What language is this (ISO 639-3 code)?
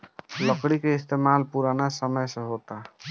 bho